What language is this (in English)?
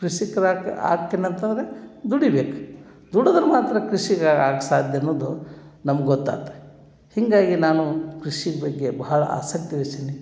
Kannada